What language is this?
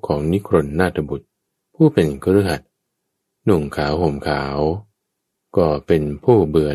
Thai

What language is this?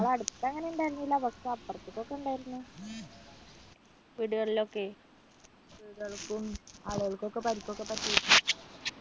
Malayalam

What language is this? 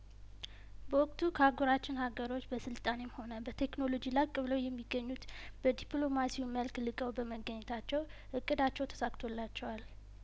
Amharic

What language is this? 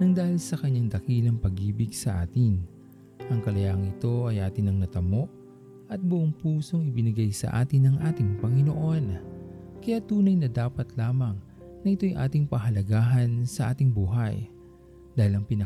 Filipino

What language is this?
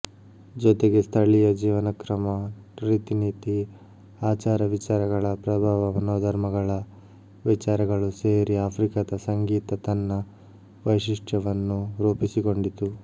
Kannada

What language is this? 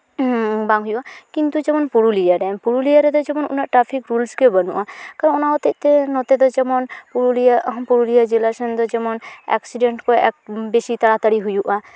Santali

